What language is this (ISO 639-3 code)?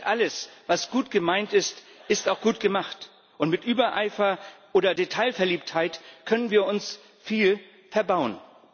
deu